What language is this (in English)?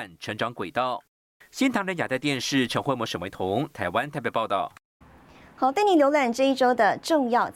Chinese